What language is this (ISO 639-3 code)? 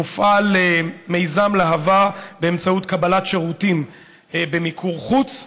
heb